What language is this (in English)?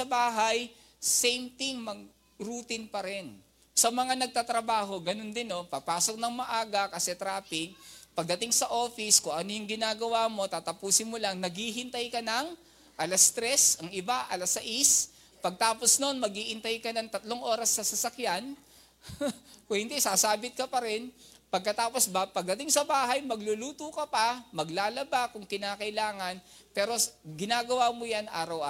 Filipino